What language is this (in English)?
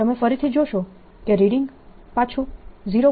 Gujarati